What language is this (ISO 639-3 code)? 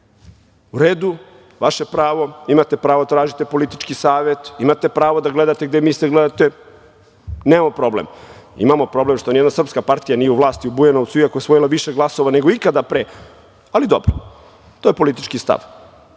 srp